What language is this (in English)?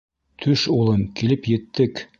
Bashkir